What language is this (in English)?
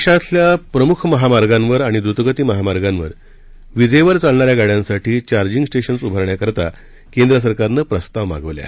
Marathi